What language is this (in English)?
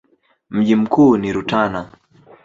Swahili